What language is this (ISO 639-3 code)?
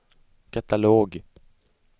swe